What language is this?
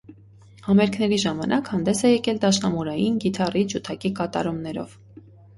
Armenian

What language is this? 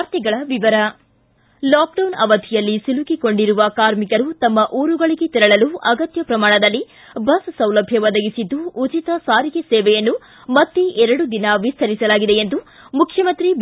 Kannada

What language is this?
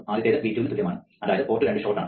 Malayalam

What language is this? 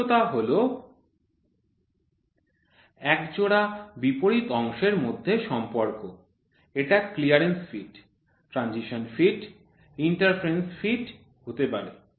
Bangla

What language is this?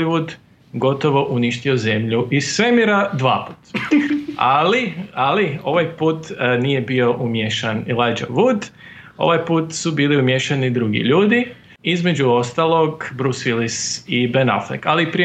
Croatian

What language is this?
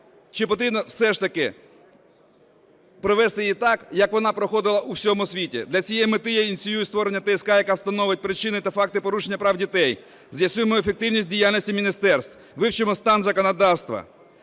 Ukrainian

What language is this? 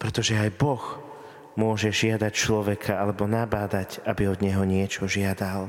Slovak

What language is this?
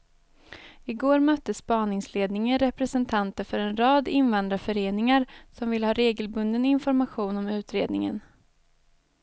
Swedish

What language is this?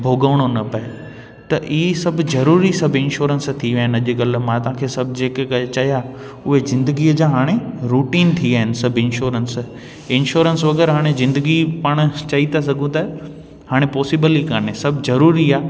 Sindhi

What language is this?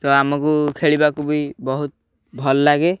Odia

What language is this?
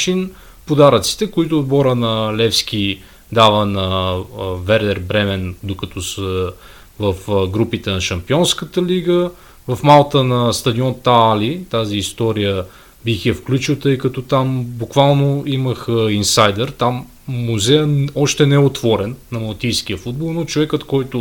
Bulgarian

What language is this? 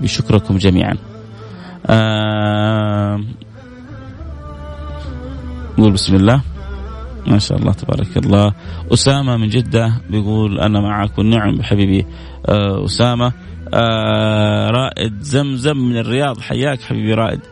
Arabic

